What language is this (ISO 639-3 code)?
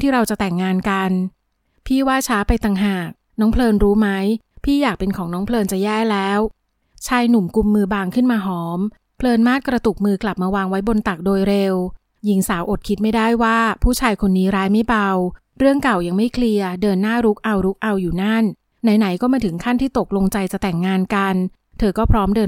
tha